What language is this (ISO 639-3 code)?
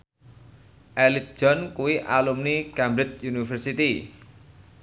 jav